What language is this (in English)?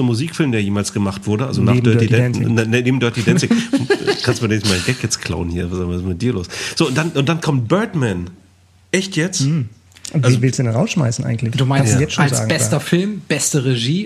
German